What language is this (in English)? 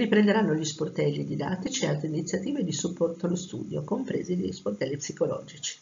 Italian